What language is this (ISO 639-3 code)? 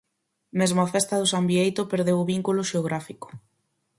glg